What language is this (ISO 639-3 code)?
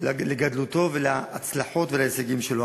heb